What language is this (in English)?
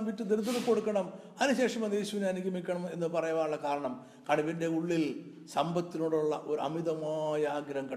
Malayalam